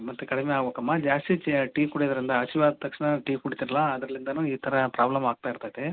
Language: Kannada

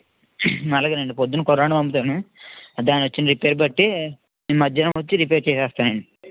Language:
Telugu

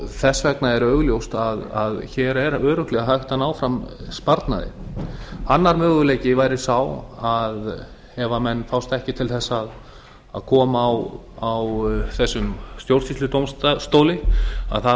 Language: Icelandic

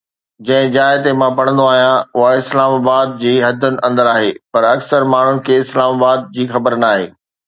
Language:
Sindhi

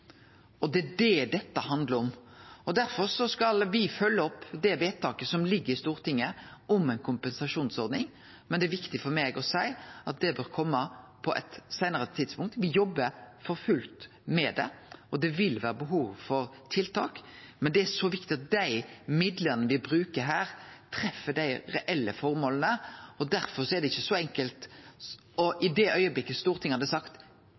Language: Norwegian Nynorsk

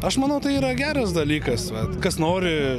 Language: Lithuanian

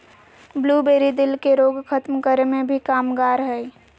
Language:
Magahi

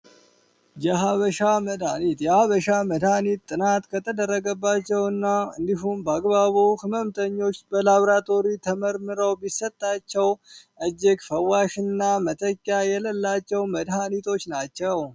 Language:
Amharic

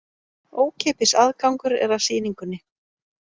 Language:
Icelandic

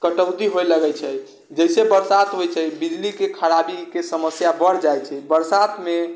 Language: Maithili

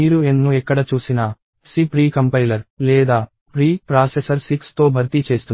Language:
Telugu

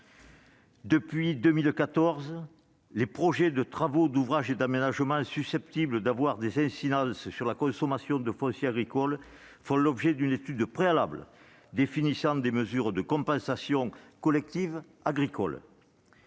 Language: French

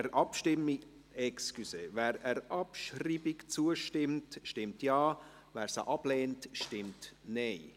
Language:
Swiss German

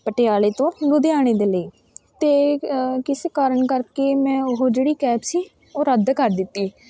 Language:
Punjabi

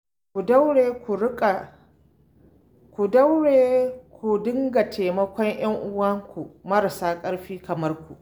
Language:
Hausa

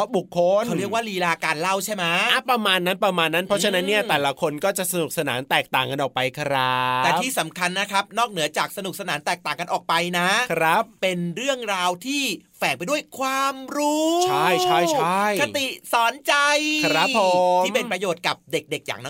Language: Thai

